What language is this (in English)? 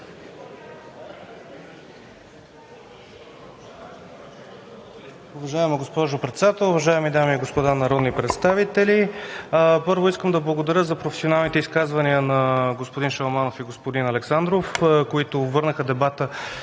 Bulgarian